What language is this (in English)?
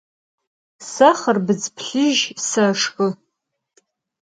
Adyghe